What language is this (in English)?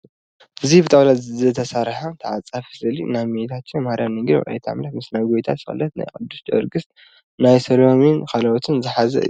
Tigrinya